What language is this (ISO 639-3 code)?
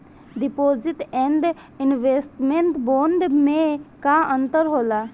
bho